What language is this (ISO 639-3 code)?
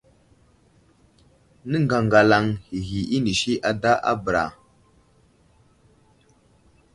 udl